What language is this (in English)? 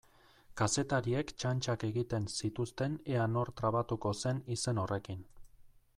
Basque